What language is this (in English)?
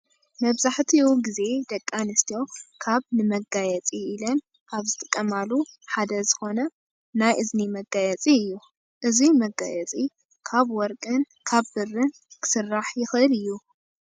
Tigrinya